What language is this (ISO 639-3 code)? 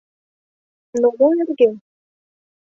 chm